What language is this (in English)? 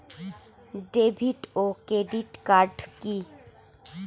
Bangla